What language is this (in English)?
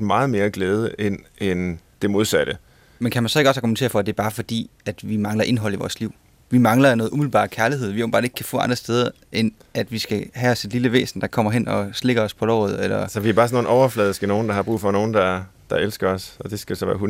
Danish